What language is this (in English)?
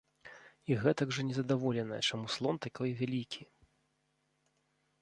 Belarusian